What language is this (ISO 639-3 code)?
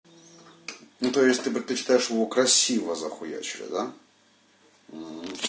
rus